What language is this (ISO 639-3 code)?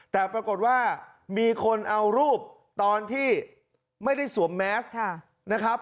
tha